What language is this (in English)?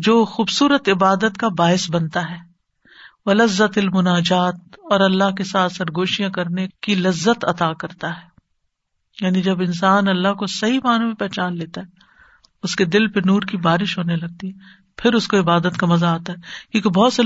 Urdu